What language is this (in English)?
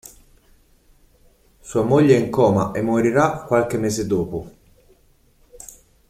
Italian